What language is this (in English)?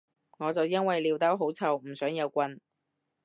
Cantonese